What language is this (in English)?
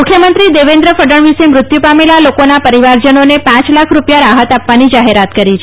Gujarati